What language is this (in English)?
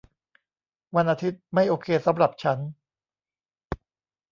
Thai